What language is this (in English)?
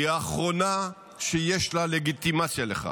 Hebrew